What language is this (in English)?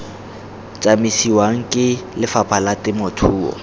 Tswana